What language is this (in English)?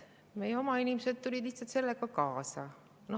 Estonian